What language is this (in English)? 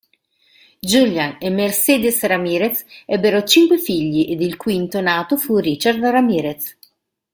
Italian